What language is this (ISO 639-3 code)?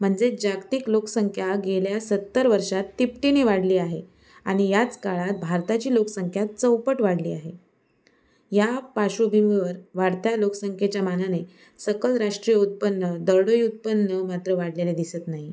mar